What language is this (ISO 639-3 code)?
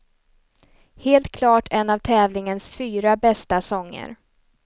swe